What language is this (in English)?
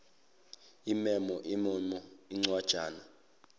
Zulu